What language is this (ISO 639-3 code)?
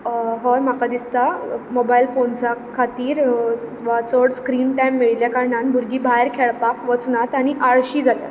kok